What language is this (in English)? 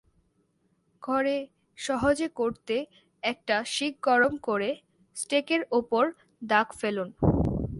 Bangla